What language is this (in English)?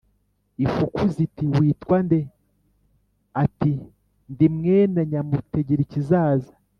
Kinyarwanda